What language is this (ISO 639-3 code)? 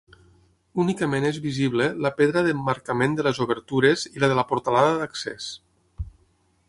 cat